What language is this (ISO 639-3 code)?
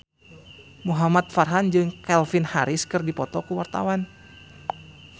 sun